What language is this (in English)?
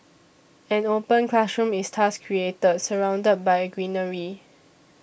English